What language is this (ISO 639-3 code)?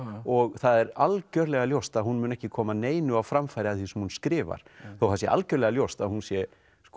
isl